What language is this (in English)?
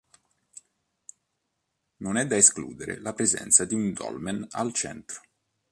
Italian